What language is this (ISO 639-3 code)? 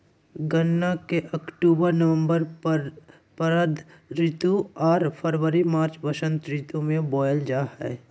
mag